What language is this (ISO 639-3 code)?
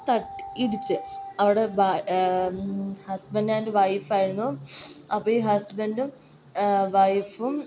mal